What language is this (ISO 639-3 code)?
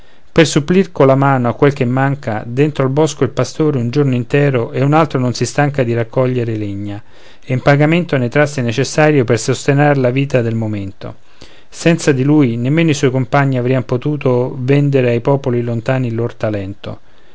ita